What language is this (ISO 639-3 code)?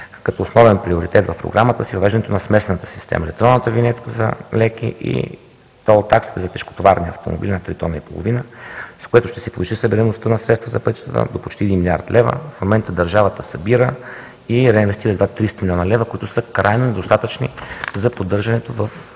bul